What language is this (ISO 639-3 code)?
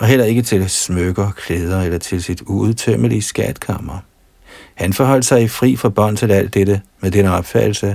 dan